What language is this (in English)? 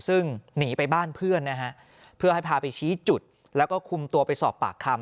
Thai